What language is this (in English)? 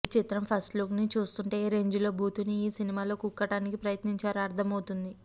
Telugu